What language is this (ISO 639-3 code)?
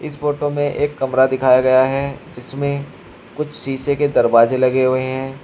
hin